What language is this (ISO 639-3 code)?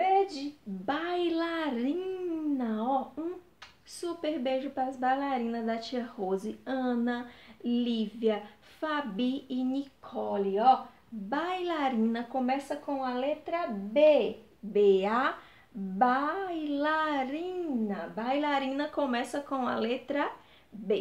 por